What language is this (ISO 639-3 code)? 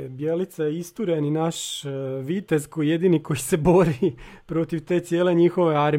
hrv